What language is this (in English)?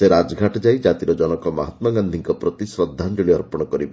Odia